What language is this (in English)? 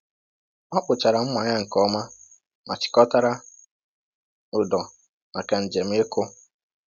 Igbo